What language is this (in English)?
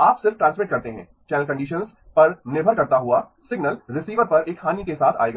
Hindi